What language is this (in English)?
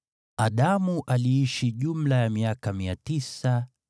Swahili